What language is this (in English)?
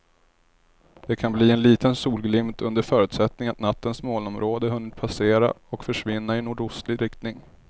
Swedish